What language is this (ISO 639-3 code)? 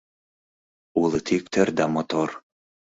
chm